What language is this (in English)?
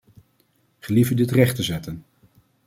Dutch